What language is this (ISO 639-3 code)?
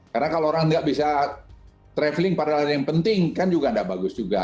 ind